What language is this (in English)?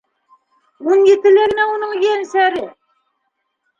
Bashkir